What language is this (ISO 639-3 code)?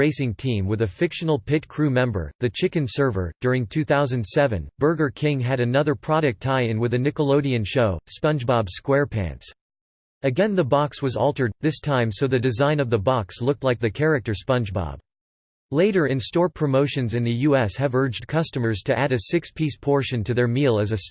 eng